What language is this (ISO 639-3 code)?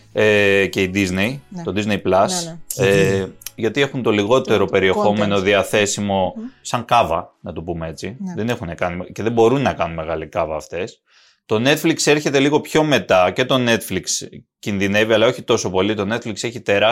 ell